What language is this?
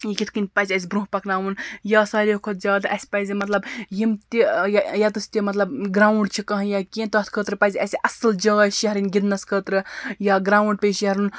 Kashmiri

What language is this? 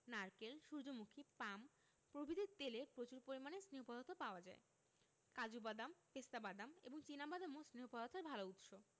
Bangla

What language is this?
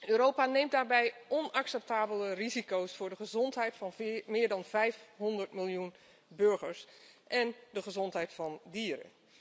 Dutch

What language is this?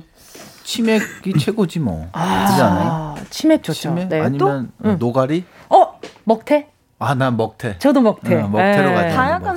Korean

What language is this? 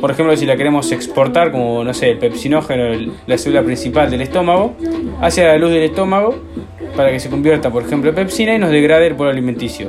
Spanish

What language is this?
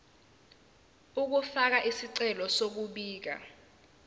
Zulu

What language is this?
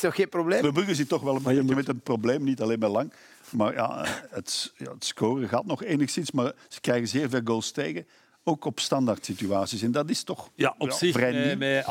Dutch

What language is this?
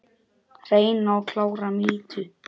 Icelandic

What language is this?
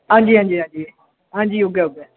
Dogri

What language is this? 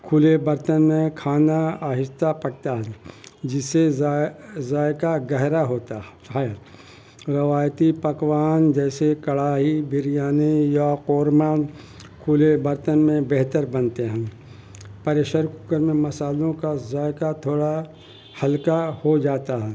Urdu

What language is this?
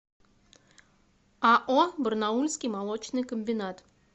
Russian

